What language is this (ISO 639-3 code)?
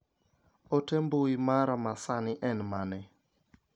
luo